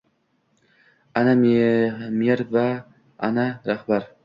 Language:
Uzbek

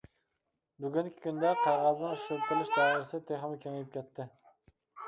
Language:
Uyghur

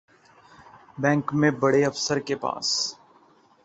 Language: Urdu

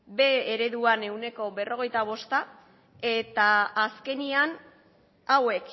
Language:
Basque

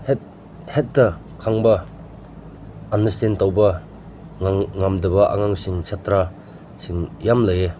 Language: Manipuri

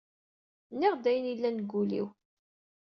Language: Kabyle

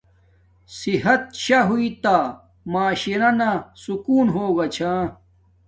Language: Domaaki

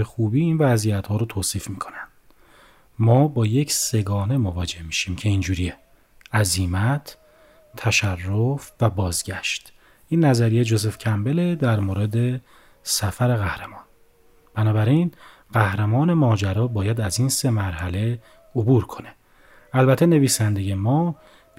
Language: Persian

